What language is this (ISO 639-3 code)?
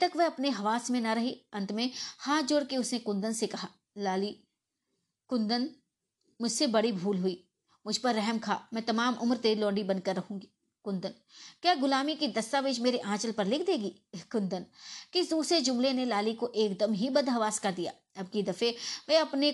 hin